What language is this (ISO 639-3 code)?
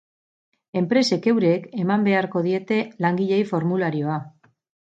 eus